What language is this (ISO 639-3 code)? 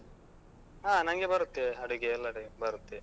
kan